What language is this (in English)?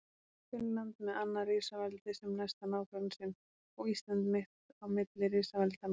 Icelandic